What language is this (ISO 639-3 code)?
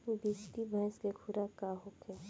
bho